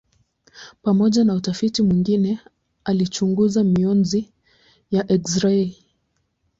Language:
Swahili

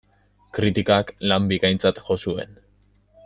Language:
Basque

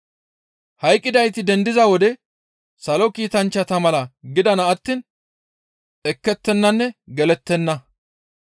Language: Gamo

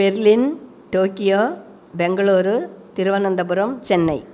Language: Tamil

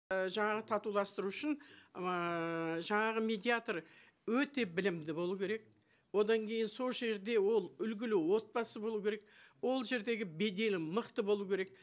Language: Kazakh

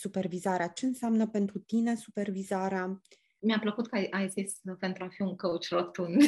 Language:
Romanian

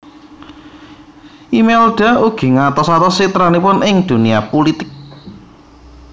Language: Javanese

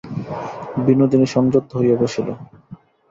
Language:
Bangla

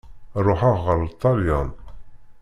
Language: Kabyle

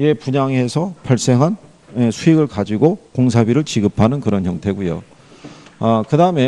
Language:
Korean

